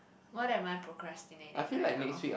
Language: English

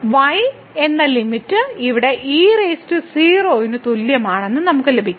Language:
Malayalam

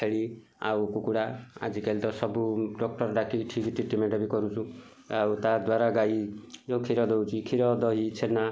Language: Odia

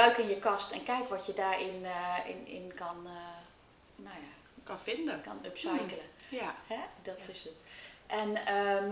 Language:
Dutch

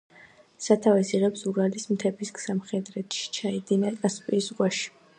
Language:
Georgian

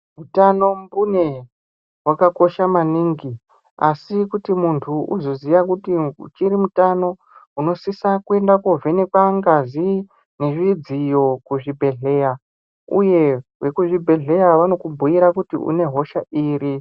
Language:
Ndau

